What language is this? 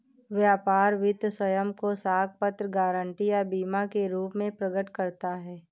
Hindi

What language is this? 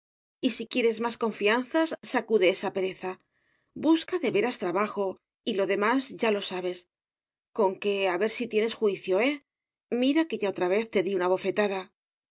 Spanish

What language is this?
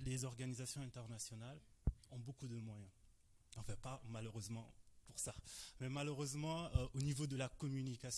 French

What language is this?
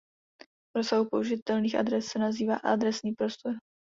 Czech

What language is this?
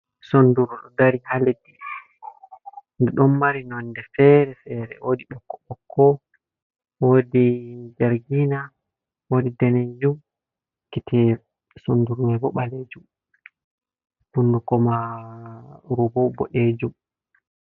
Fula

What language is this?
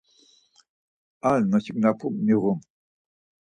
Laz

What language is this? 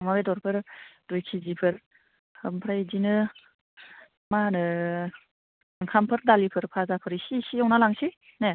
Bodo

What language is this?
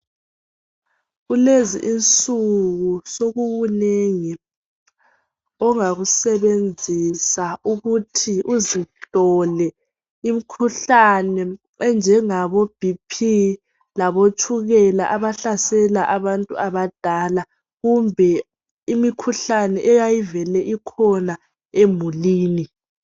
North Ndebele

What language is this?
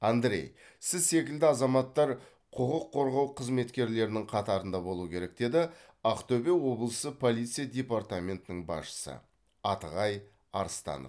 Kazakh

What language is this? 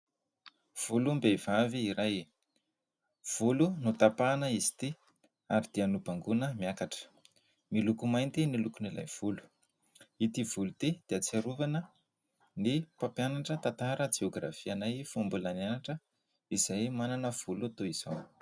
Malagasy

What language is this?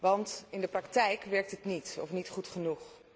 Dutch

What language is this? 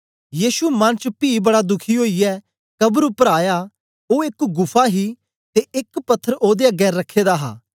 Dogri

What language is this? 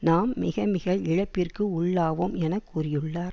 Tamil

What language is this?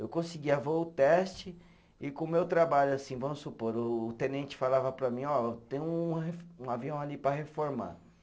Portuguese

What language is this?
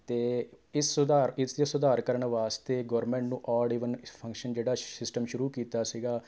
Punjabi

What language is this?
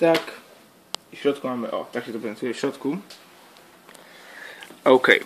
Polish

